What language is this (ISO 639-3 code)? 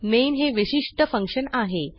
mar